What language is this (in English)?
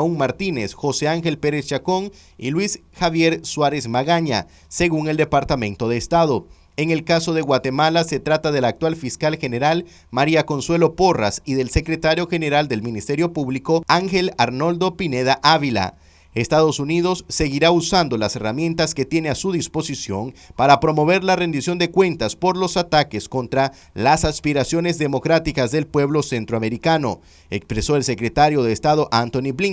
Spanish